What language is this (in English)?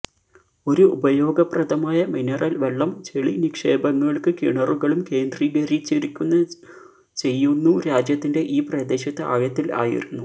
Malayalam